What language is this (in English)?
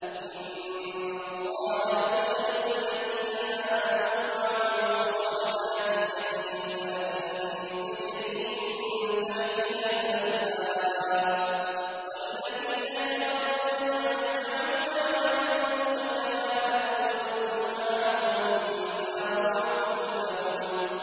Arabic